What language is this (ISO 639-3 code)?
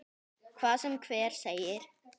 isl